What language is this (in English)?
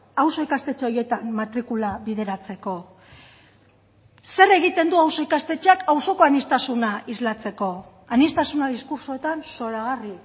Basque